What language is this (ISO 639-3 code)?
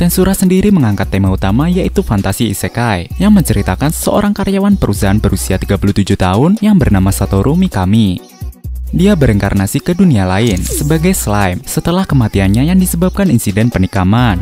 ind